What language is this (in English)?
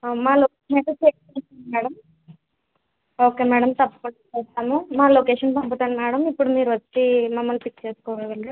Telugu